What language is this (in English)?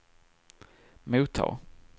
Swedish